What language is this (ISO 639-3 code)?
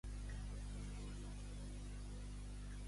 cat